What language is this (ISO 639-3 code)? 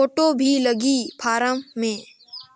hne